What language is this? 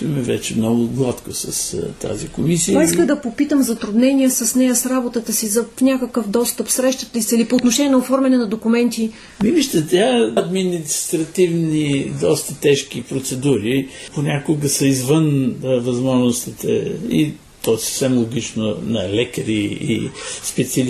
Bulgarian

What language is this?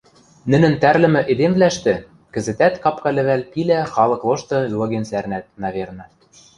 Western Mari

